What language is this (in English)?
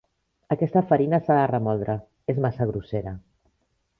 Catalan